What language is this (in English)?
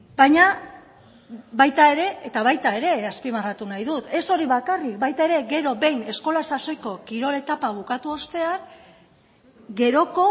Basque